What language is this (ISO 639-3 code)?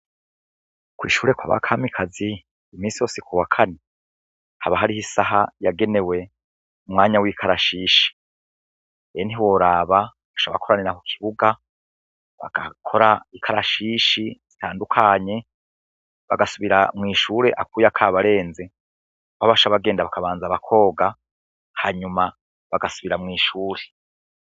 run